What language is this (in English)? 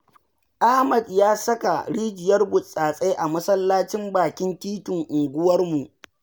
Hausa